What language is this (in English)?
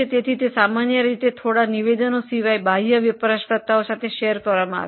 Gujarati